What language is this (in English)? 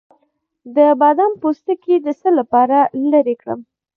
Pashto